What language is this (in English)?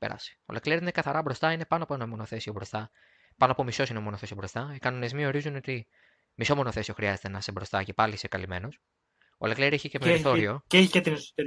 Greek